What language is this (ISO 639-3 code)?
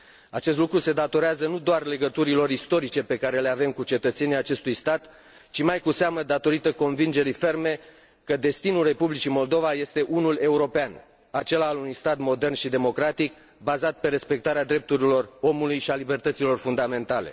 ron